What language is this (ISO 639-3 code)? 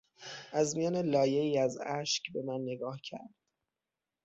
fas